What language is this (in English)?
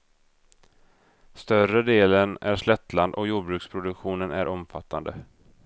Swedish